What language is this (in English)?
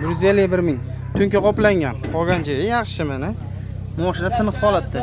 Turkish